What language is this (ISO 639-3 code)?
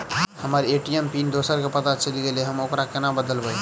mai